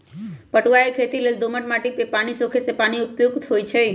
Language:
Magahi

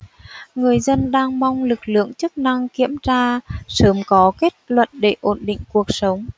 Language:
Vietnamese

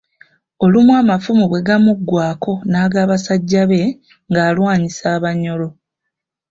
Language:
Ganda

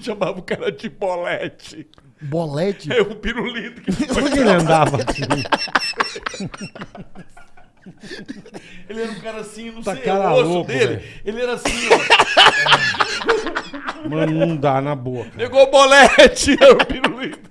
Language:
Portuguese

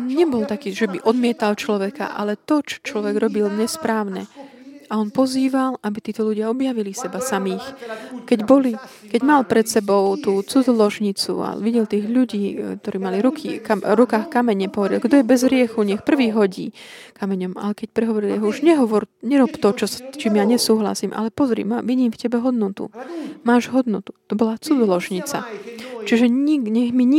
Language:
Slovak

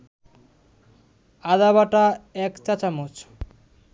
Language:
Bangla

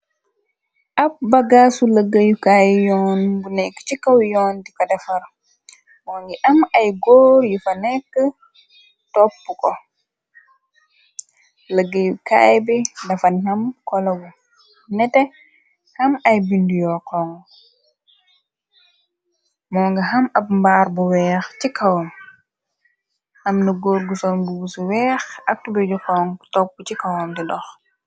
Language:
Wolof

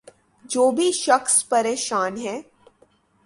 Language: Urdu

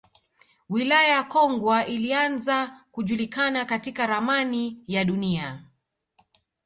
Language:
Swahili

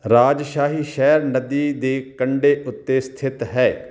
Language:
Punjabi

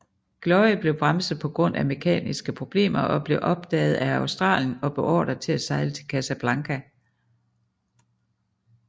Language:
Danish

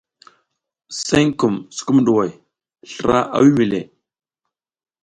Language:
South Giziga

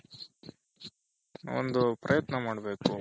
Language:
Kannada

